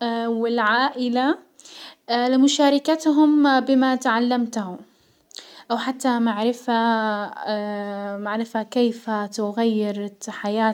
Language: Hijazi Arabic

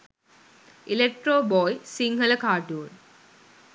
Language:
Sinhala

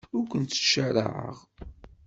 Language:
Kabyle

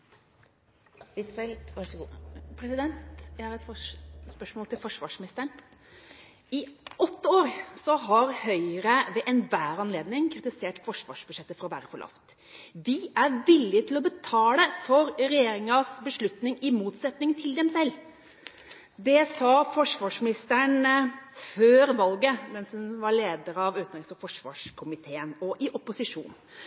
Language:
Norwegian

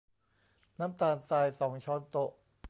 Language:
Thai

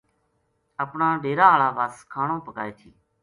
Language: Gujari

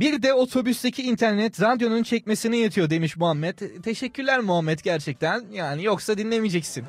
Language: Turkish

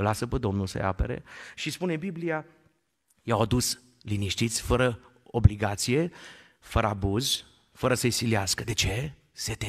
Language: Romanian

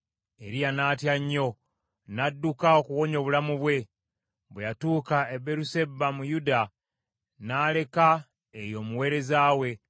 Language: Ganda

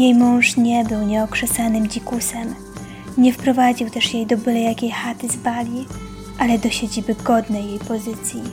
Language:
Polish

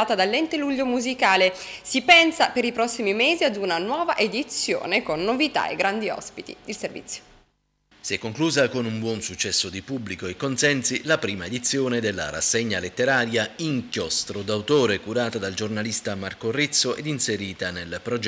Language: Italian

